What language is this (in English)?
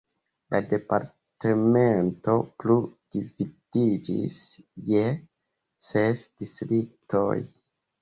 Esperanto